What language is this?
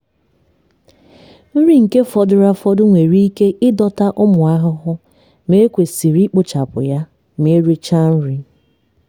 Igbo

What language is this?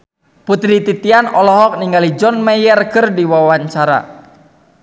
Sundanese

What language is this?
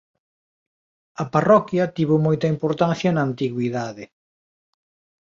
Galician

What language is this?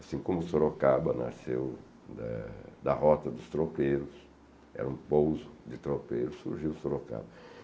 Portuguese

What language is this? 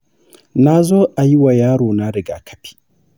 Hausa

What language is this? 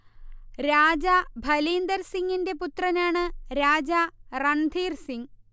Malayalam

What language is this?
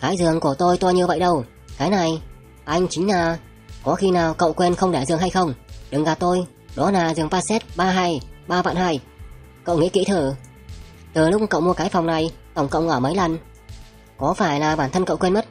Vietnamese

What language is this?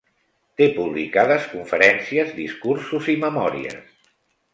Catalan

